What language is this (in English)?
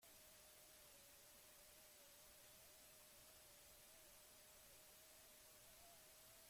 Basque